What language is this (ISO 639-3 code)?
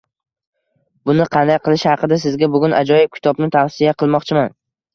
uzb